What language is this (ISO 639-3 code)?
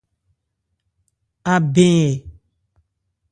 ebr